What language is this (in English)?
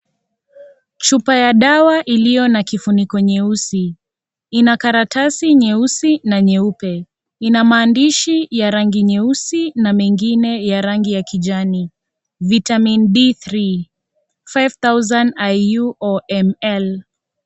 Swahili